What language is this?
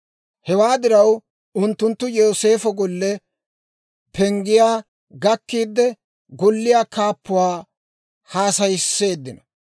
Dawro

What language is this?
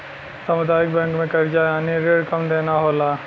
Bhojpuri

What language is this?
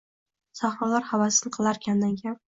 Uzbek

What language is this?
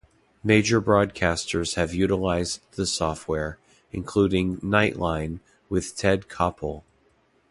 English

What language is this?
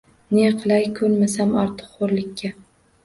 Uzbek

